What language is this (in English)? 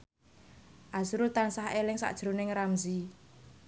Javanese